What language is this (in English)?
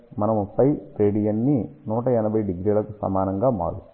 Telugu